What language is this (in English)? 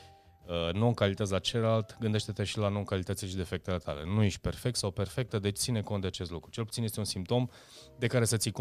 Romanian